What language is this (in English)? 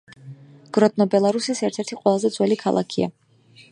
Georgian